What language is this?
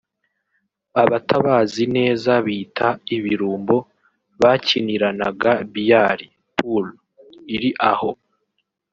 Kinyarwanda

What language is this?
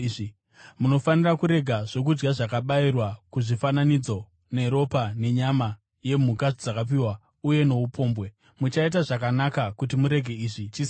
Shona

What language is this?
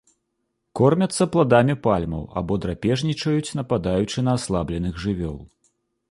Belarusian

